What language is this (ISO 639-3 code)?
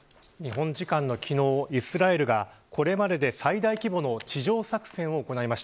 jpn